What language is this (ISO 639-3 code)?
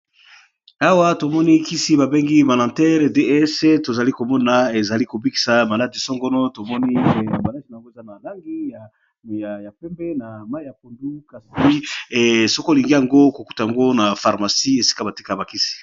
lin